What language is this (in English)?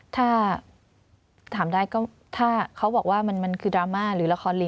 Thai